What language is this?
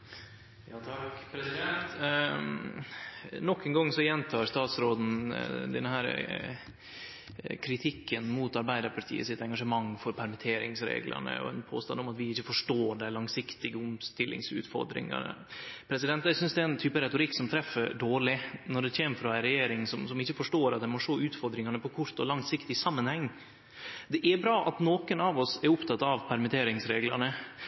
Norwegian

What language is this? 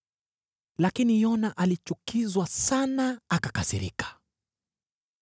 Swahili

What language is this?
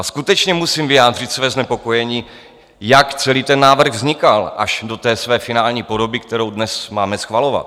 Czech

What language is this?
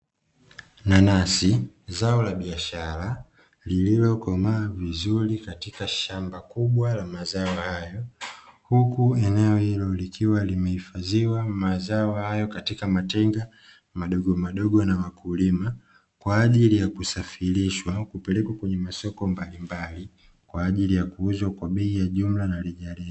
Swahili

